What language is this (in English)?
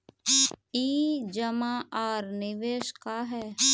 Magahi